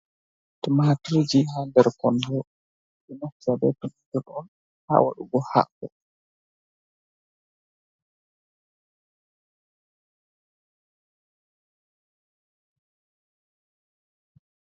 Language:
Fula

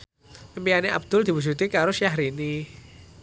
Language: Javanese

